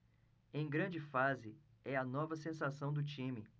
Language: Portuguese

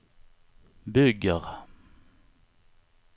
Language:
Swedish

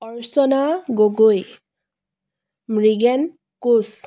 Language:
Assamese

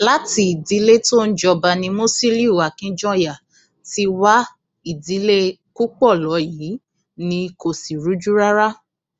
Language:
Yoruba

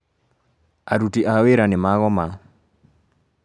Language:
Kikuyu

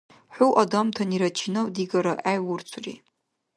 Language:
Dargwa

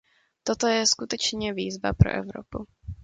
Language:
Czech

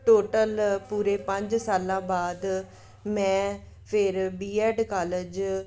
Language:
Punjabi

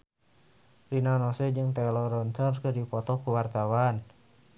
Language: Sundanese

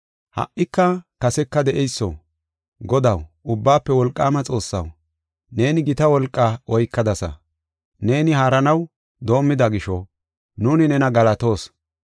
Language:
Gofa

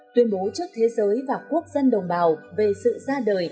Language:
Vietnamese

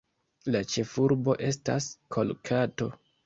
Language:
Esperanto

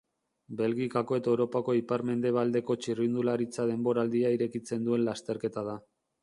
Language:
Basque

